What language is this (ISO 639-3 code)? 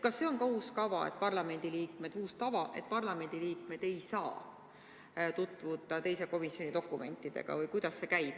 est